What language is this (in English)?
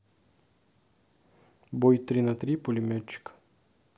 Russian